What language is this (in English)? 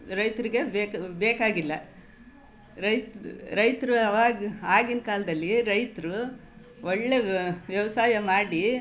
Kannada